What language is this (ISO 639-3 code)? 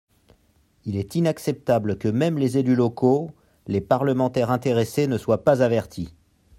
fra